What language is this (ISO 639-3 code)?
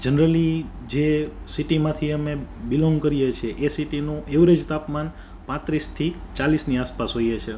guj